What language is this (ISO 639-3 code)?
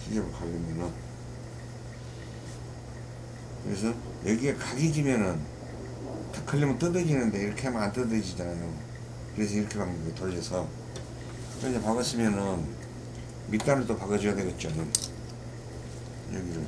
kor